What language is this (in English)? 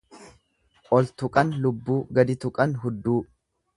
Oromo